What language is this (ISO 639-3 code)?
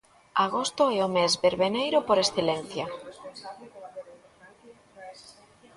glg